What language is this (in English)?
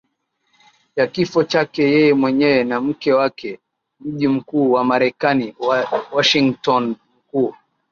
Swahili